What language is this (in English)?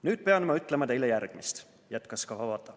Estonian